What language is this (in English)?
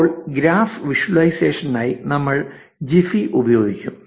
Malayalam